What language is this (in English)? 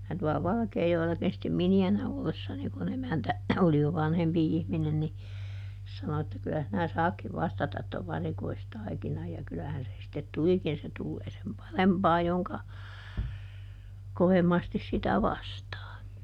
Finnish